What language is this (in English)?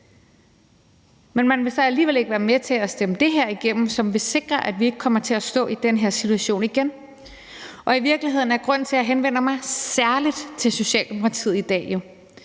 Danish